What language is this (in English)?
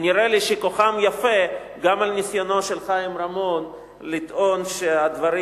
Hebrew